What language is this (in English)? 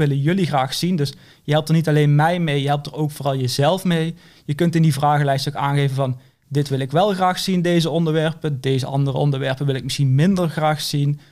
Dutch